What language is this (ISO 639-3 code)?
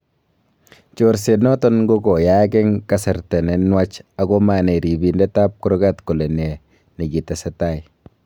kln